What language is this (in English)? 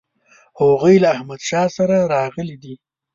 Pashto